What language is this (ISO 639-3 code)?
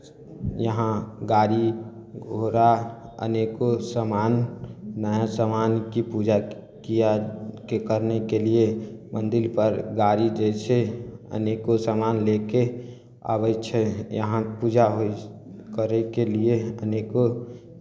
mai